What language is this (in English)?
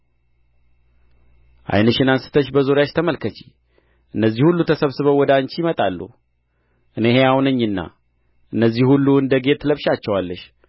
Amharic